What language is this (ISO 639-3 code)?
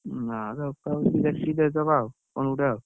ori